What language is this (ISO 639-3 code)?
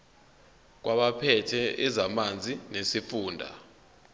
zul